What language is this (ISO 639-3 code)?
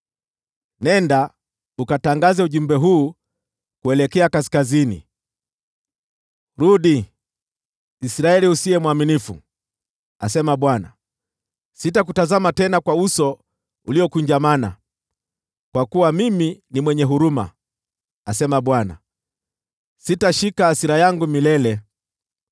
swa